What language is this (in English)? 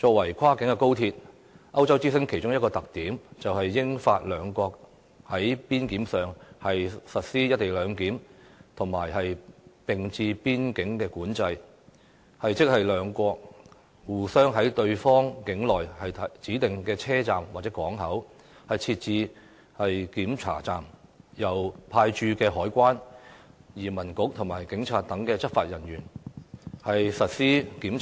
Cantonese